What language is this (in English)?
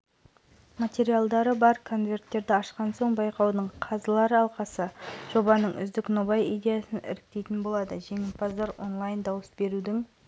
Kazakh